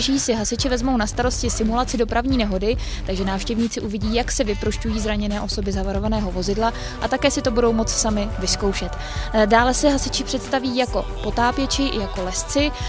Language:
Czech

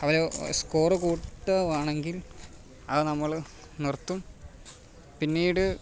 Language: Malayalam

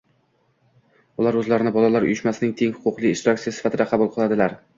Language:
Uzbek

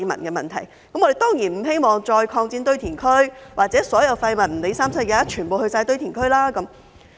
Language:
Cantonese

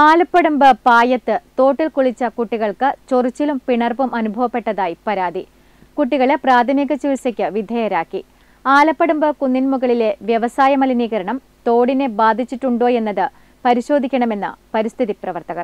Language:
Malayalam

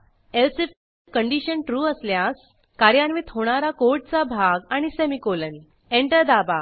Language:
Marathi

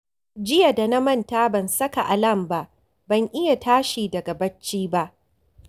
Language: Hausa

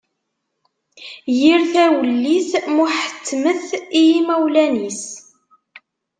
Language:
Kabyle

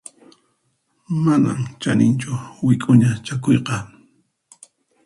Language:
Puno Quechua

